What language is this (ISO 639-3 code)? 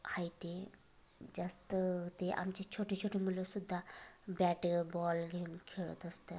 mar